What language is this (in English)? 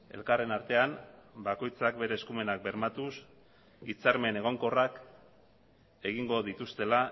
Basque